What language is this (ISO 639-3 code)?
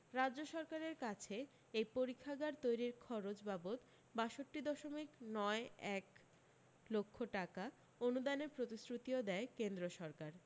ben